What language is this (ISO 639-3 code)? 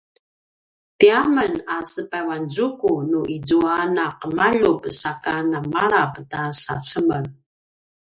pwn